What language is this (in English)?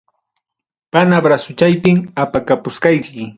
Ayacucho Quechua